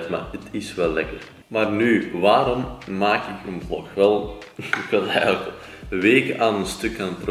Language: Dutch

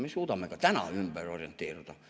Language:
Estonian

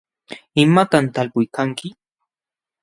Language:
Jauja Wanca Quechua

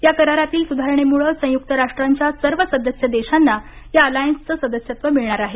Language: Marathi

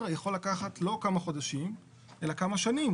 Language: Hebrew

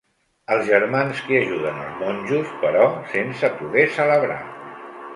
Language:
Catalan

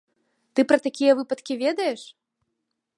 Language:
Belarusian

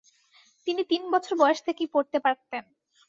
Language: Bangla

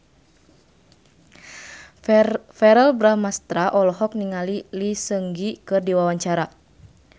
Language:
Sundanese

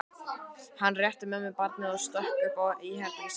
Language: Icelandic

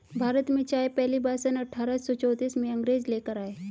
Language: Hindi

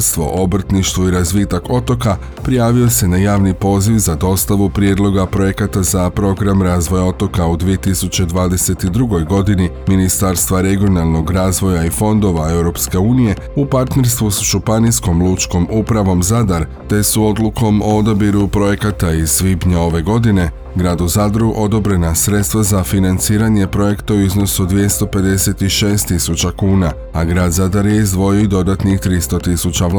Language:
Croatian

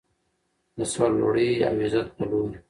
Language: Pashto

